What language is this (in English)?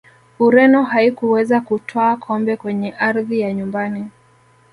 Swahili